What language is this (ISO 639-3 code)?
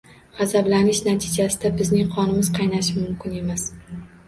uzb